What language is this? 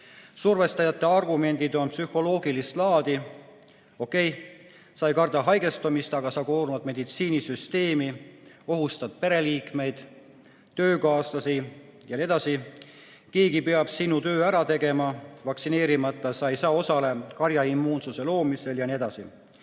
Estonian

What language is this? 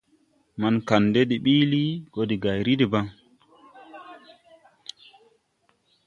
Tupuri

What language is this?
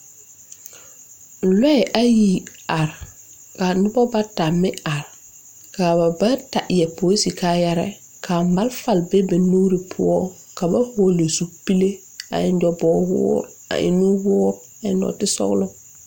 Southern Dagaare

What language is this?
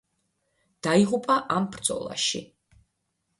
Georgian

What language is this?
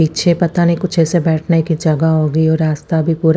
Hindi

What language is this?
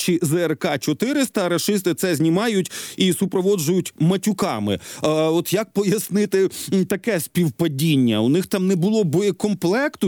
Ukrainian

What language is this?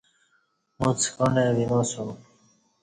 Kati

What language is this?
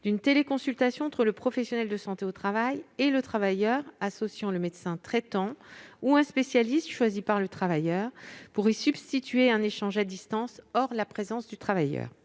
French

